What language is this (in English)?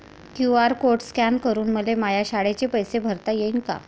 Marathi